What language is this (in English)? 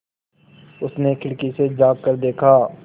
Hindi